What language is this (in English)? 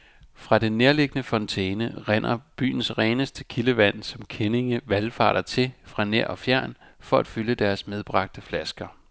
Danish